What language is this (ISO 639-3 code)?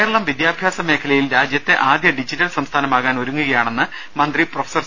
mal